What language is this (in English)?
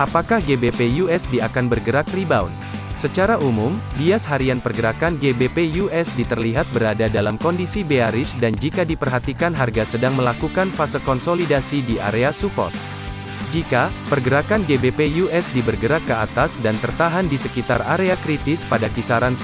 Indonesian